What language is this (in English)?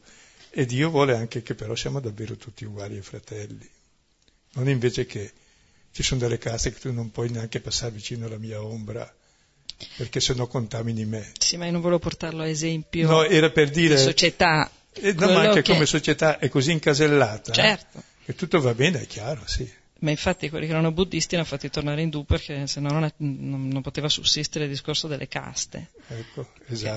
Italian